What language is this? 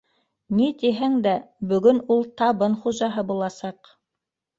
Bashkir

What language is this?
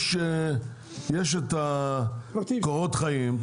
Hebrew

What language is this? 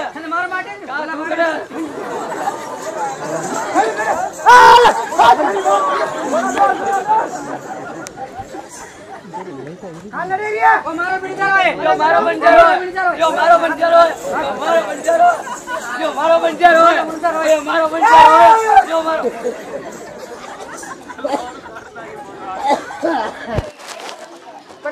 Hindi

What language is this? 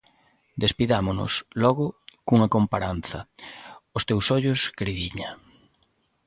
Galician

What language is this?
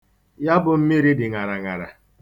Igbo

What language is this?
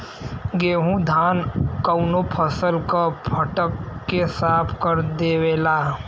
Bhojpuri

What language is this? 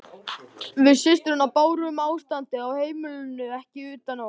Icelandic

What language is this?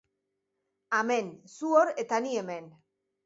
Basque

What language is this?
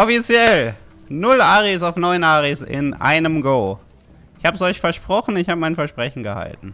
German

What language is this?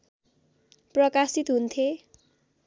Nepali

